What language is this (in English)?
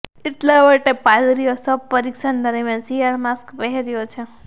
Gujarati